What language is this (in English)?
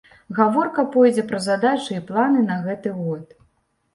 Belarusian